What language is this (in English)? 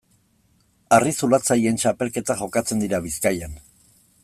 Basque